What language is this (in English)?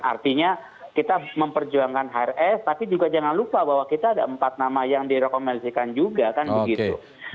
Indonesian